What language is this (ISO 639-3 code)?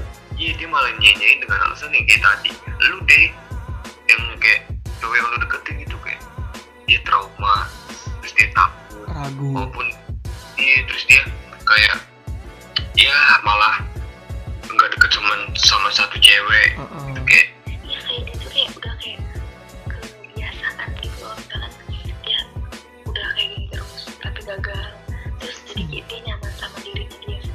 ind